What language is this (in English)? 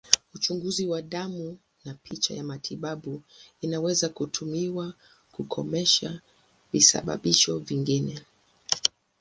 Swahili